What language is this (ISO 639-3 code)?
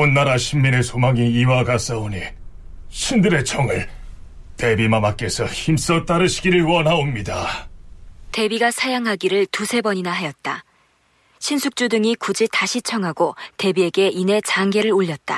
kor